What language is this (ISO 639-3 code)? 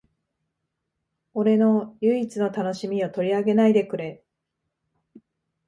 jpn